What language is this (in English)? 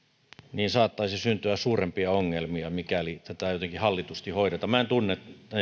Finnish